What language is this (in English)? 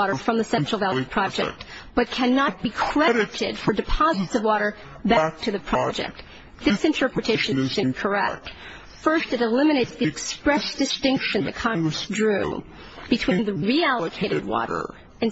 English